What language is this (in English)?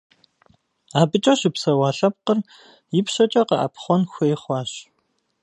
Kabardian